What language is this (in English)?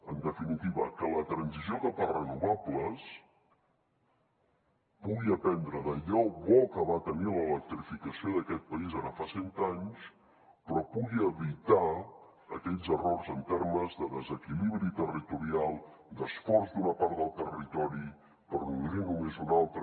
Catalan